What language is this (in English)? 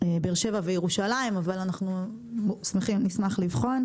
Hebrew